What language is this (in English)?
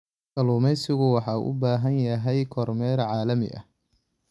Somali